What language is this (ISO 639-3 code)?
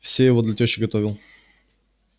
rus